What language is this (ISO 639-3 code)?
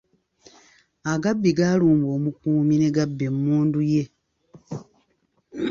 lug